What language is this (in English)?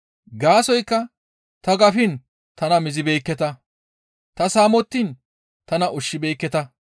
Gamo